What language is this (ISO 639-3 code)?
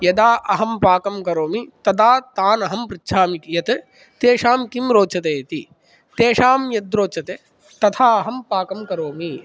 san